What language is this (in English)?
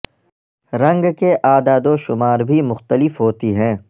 Urdu